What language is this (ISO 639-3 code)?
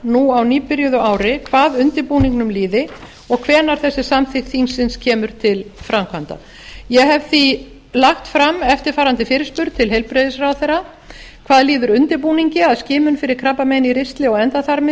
isl